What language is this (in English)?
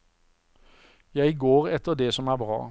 Norwegian